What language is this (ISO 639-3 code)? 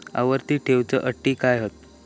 mar